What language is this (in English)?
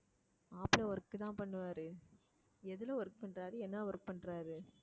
Tamil